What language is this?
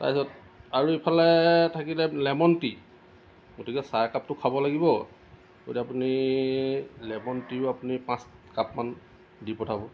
Assamese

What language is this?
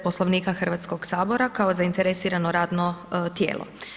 Croatian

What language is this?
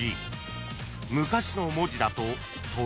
Japanese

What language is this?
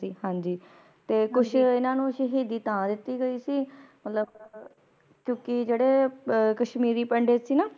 Punjabi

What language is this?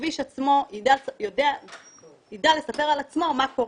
Hebrew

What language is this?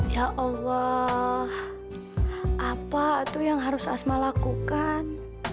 Indonesian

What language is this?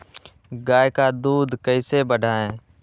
Magahi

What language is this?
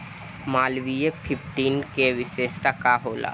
Bhojpuri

